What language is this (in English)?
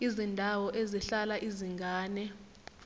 Zulu